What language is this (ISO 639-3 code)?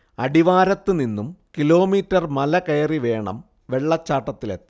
mal